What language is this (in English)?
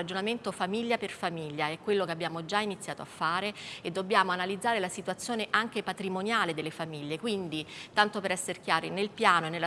Italian